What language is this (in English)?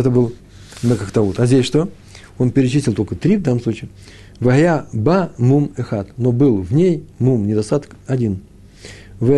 Russian